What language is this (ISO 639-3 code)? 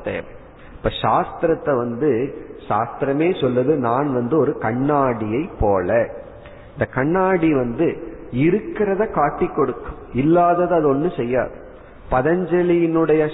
tam